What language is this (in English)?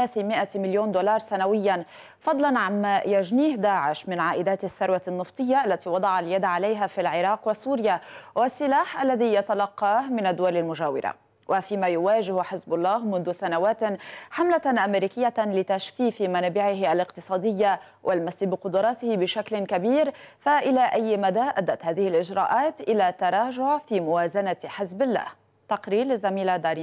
Arabic